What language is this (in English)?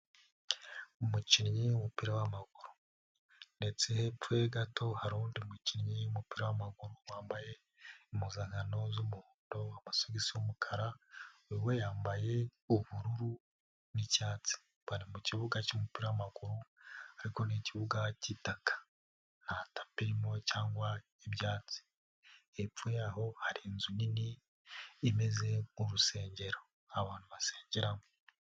Kinyarwanda